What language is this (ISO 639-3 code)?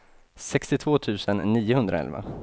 swe